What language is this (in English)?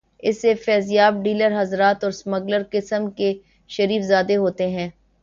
Urdu